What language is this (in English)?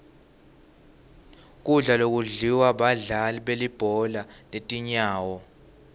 Swati